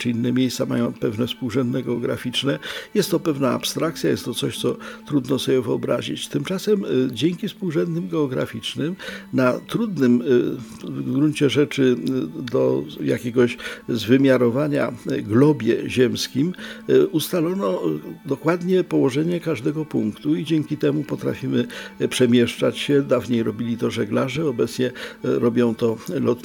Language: Polish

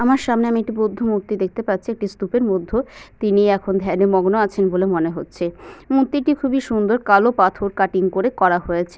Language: Bangla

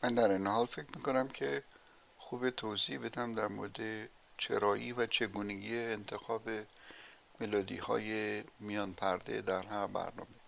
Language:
Persian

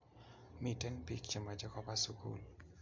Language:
Kalenjin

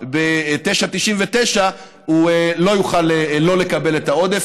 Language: Hebrew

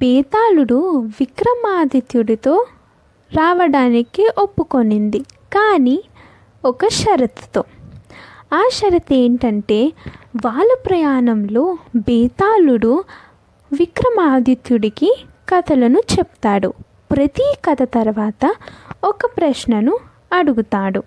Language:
Telugu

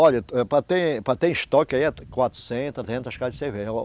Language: Portuguese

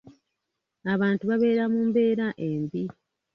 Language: Ganda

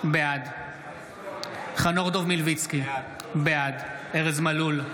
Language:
Hebrew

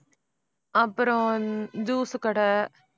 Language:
Tamil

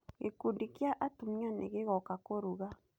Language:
Kikuyu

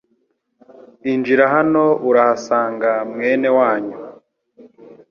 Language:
Kinyarwanda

